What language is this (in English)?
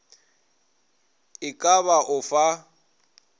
Northern Sotho